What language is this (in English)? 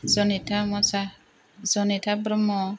Bodo